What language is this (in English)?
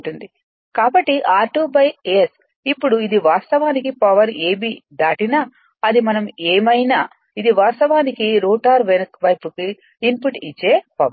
Telugu